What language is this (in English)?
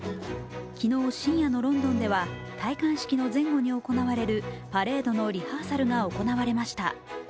Japanese